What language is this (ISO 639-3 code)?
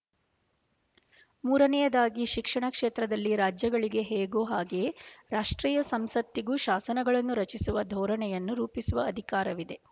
kan